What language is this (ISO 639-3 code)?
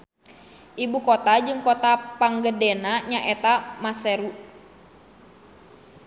sun